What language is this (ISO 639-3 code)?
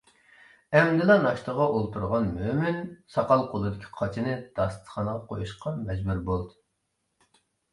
uig